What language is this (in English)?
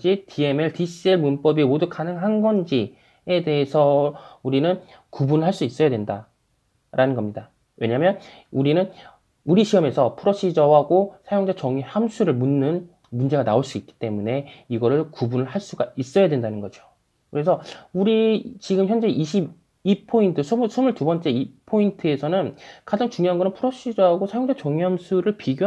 Korean